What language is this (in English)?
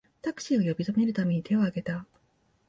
Japanese